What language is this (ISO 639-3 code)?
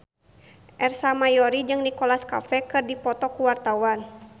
sun